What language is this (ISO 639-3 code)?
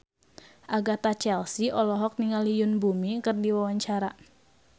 sun